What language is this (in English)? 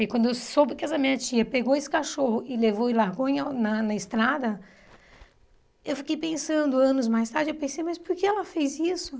Portuguese